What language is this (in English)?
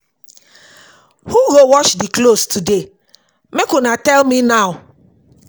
Nigerian Pidgin